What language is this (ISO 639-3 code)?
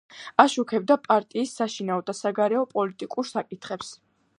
kat